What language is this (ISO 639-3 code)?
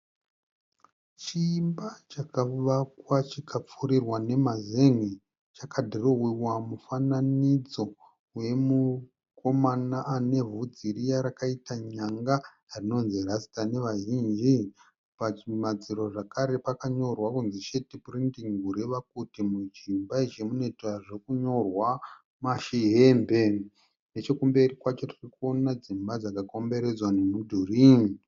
sna